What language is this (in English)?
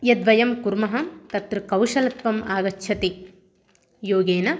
Sanskrit